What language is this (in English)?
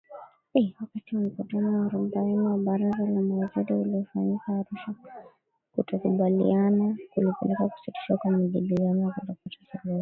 Swahili